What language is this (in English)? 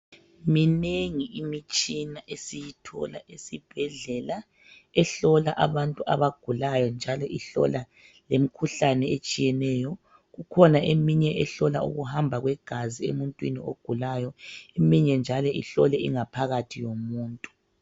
North Ndebele